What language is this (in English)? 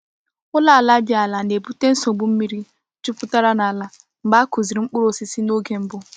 Igbo